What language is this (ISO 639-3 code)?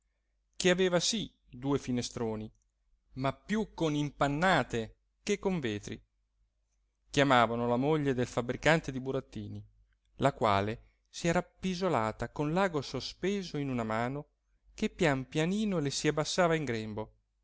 ita